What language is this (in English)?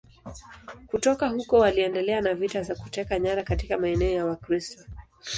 Swahili